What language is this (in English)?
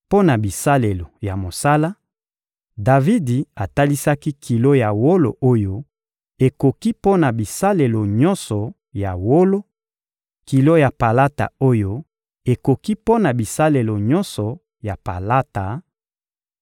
Lingala